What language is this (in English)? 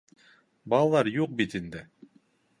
Bashkir